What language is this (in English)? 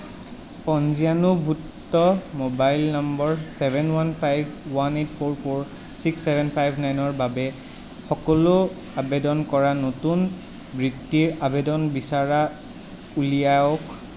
Assamese